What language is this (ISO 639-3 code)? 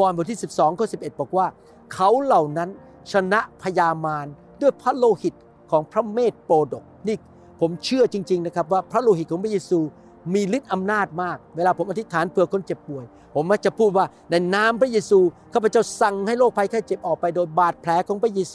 tha